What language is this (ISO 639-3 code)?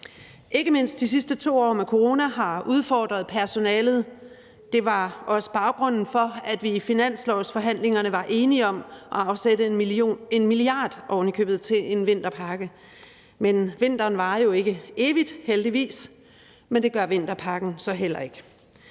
dan